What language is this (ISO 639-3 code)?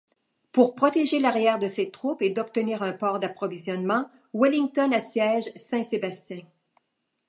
fra